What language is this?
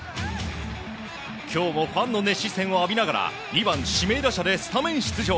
Japanese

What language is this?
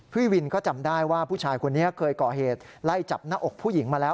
Thai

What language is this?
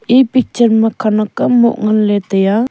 Wancho Naga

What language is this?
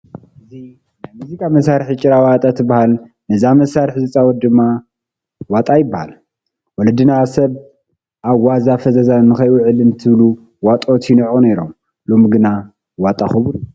Tigrinya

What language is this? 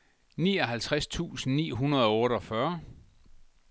Danish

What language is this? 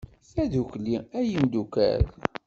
Kabyle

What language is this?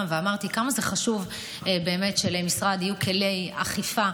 Hebrew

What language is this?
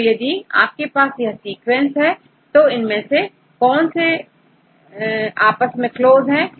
Hindi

